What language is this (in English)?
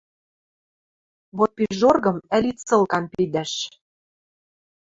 Western Mari